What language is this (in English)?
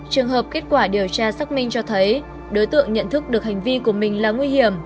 Vietnamese